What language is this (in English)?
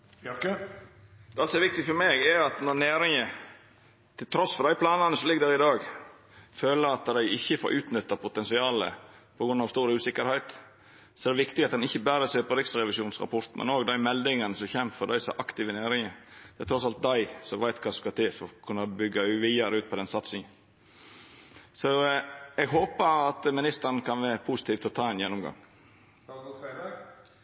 Norwegian